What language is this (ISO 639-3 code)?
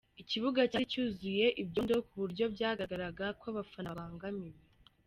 kin